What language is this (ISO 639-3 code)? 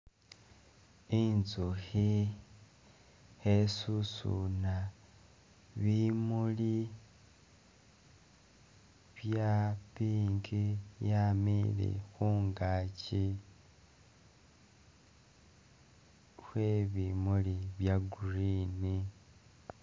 myx